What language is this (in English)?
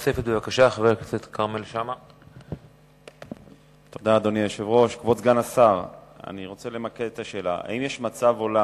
Hebrew